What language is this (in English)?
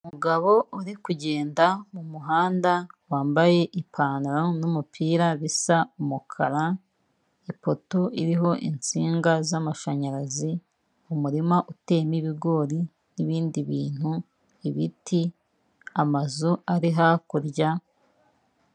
Kinyarwanda